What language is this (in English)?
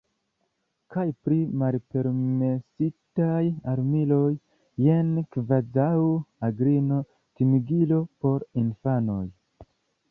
Esperanto